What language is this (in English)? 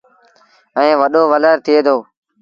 Sindhi Bhil